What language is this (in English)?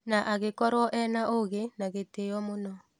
Kikuyu